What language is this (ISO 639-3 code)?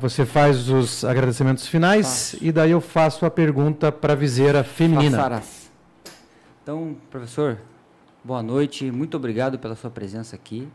por